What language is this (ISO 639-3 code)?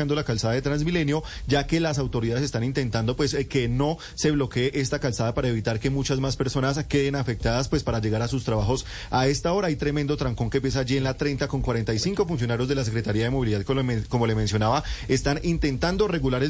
spa